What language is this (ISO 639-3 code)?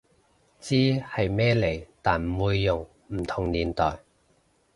yue